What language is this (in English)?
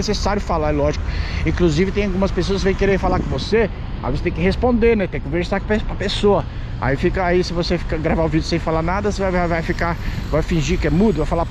Portuguese